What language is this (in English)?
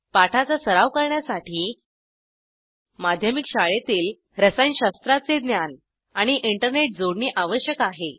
Marathi